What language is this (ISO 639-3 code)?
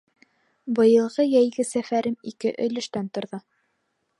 bak